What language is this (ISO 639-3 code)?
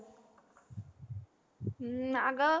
mar